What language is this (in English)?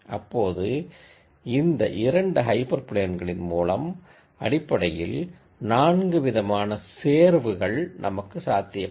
Tamil